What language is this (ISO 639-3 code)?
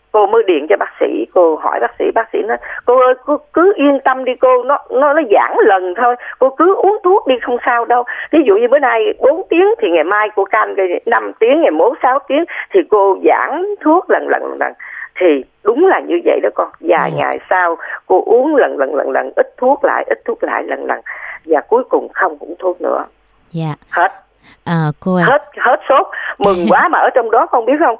vie